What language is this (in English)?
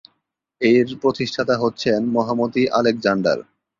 Bangla